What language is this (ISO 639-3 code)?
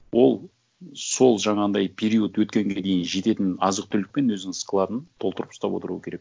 kaz